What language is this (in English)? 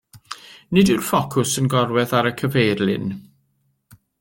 Welsh